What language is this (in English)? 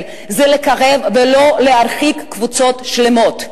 Hebrew